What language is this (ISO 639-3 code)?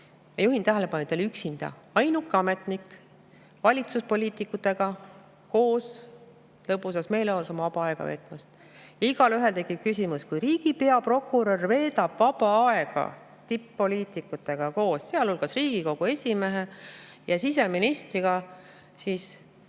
est